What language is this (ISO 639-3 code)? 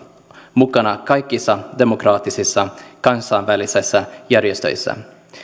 fin